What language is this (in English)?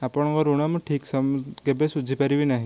Odia